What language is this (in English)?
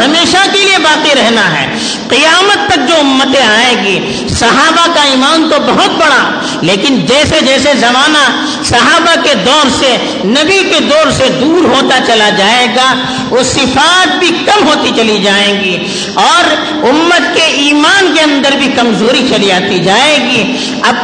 Urdu